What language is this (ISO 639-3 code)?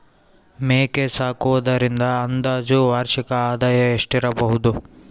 kan